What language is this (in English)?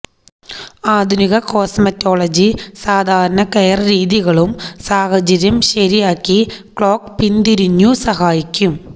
Malayalam